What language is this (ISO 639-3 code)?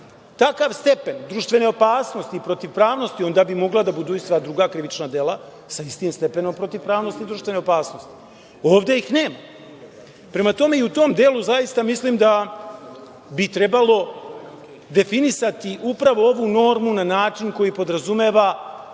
srp